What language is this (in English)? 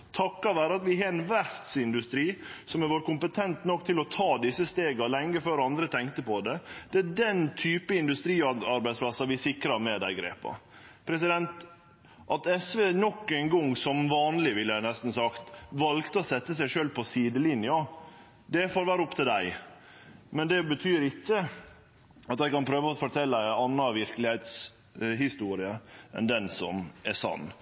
Norwegian Nynorsk